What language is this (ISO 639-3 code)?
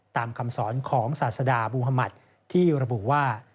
tha